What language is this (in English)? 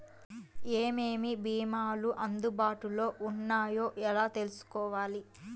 Telugu